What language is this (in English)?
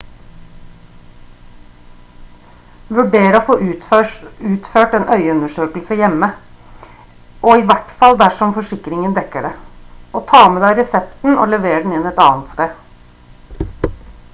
Norwegian Bokmål